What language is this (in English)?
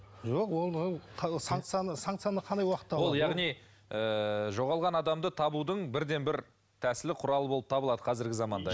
Kazakh